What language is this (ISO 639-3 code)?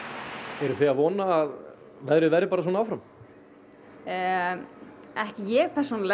isl